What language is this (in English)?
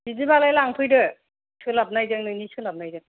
Bodo